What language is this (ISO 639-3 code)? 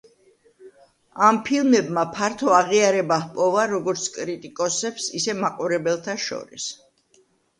kat